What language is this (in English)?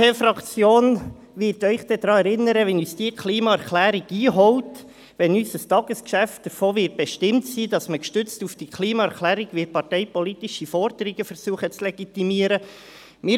Swiss German